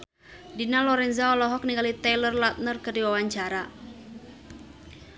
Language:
Sundanese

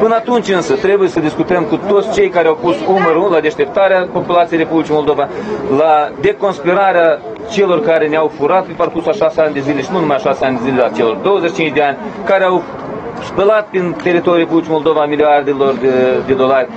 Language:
Ukrainian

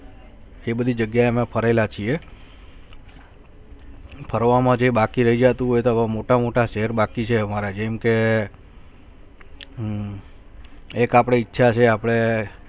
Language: Gujarati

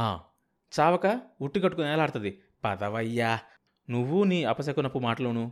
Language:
Telugu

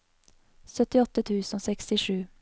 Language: Norwegian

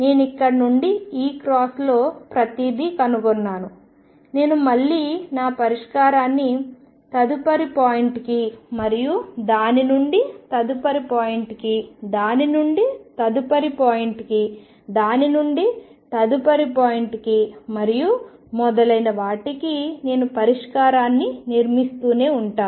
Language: Telugu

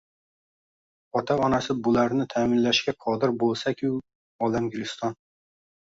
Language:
Uzbek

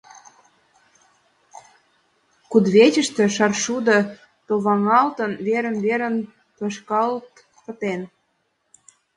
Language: Mari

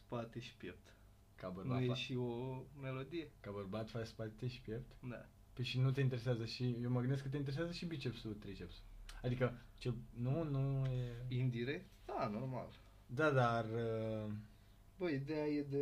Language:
Romanian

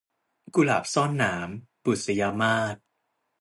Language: Thai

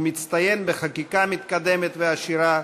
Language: Hebrew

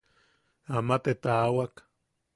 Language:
Yaqui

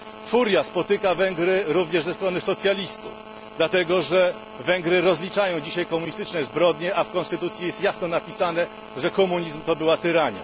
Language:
Polish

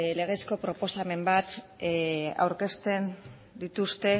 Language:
Basque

